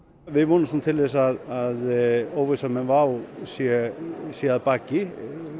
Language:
Icelandic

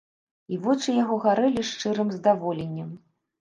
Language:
Belarusian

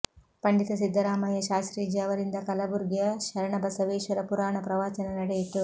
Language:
Kannada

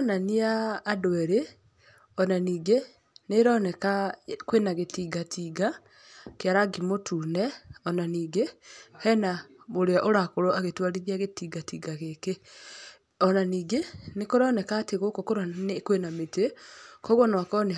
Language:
Kikuyu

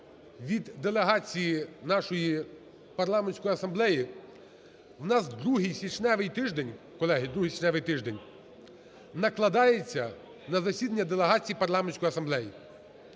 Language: Ukrainian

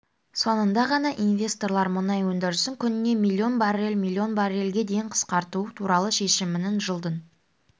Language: Kazakh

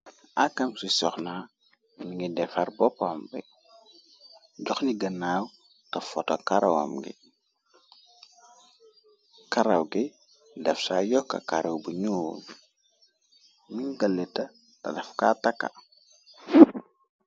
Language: Wolof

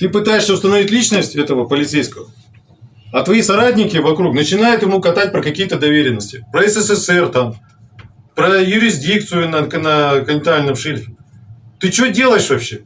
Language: Russian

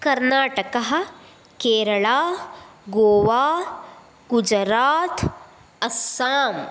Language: Sanskrit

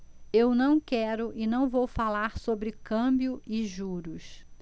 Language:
Portuguese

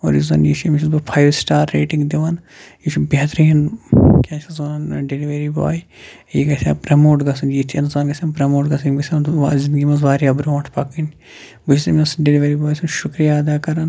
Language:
Kashmiri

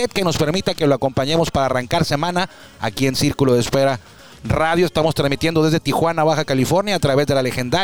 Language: Spanish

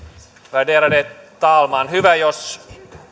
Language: Finnish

